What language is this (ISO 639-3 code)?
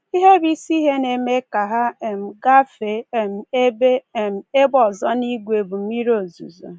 ibo